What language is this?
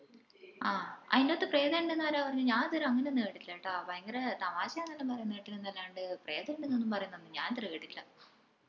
Malayalam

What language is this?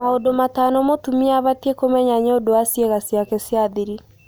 Kikuyu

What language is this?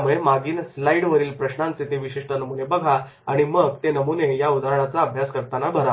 Marathi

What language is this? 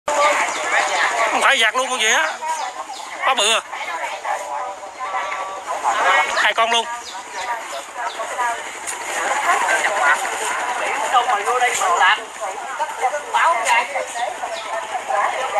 Vietnamese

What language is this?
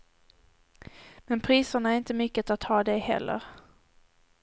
Swedish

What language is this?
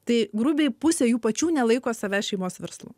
Lithuanian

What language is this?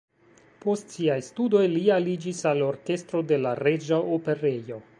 Esperanto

